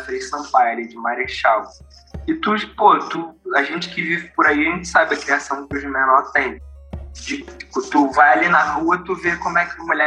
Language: Portuguese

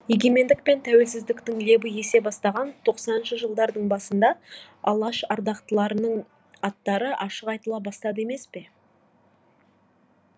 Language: Kazakh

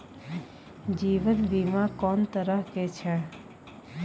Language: Maithili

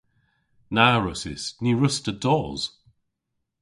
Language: Cornish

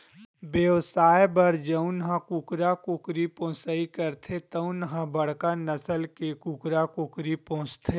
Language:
Chhattisgarhi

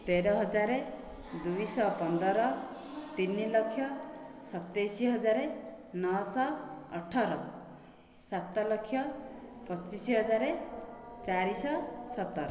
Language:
Odia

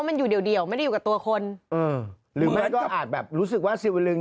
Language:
Thai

